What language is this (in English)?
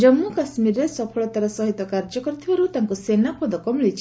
Odia